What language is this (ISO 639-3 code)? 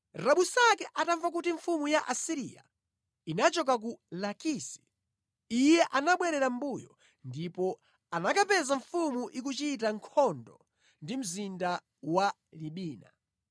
nya